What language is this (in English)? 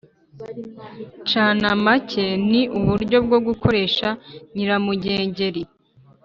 Kinyarwanda